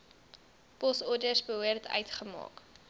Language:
Afrikaans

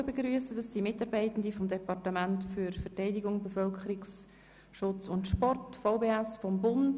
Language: Swiss German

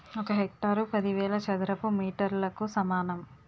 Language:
Telugu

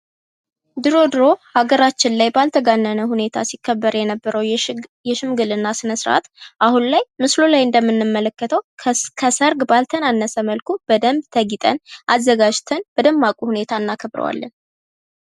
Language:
Amharic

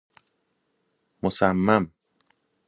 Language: Persian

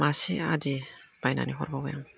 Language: Bodo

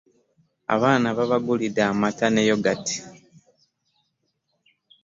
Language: Ganda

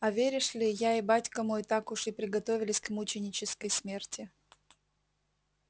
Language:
Russian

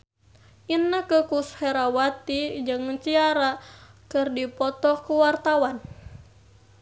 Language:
Sundanese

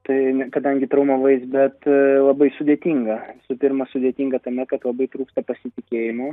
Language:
Lithuanian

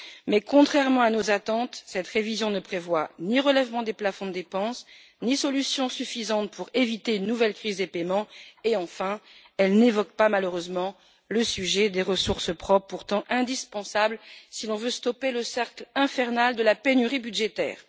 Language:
French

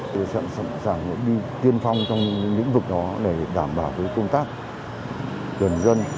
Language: Vietnamese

